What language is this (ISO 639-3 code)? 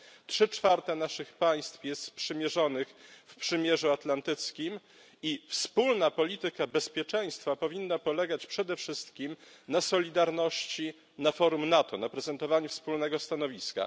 pol